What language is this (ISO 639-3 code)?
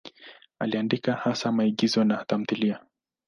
swa